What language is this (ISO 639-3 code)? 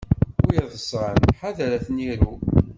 kab